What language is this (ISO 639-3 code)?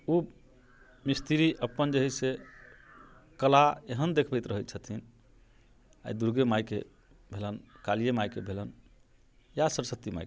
mai